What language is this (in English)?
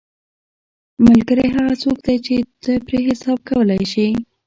Pashto